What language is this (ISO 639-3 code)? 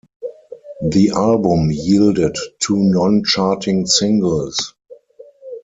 eng